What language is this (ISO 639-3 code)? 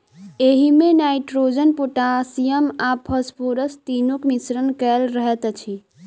mai